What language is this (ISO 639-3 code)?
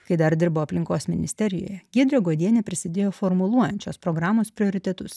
lit